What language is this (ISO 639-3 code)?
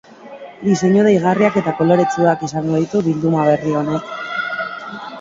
eus